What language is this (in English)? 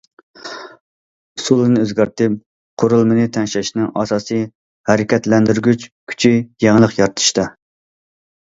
Uyghur